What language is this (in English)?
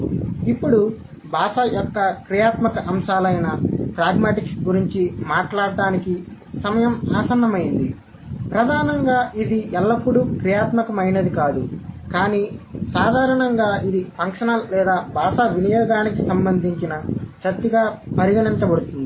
Telugu